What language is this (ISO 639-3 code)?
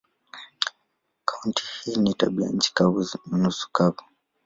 swa